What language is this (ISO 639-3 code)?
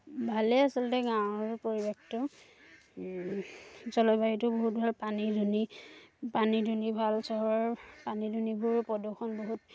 asm